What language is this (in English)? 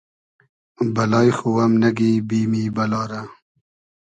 Hazaragi